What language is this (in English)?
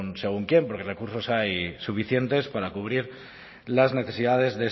Spanish